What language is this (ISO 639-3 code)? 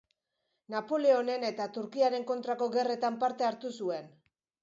eus